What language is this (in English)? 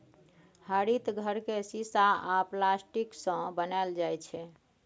Maithili